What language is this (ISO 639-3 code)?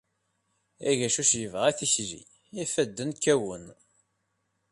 kab